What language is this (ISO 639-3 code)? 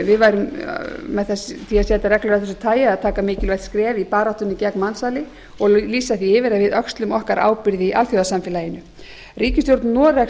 isl